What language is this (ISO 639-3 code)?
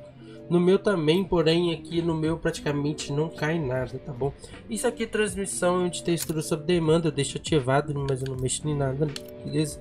por